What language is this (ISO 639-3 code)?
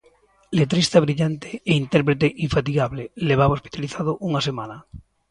glg